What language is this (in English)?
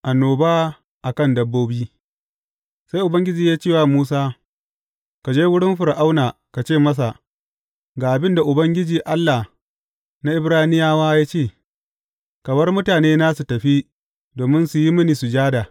Hausa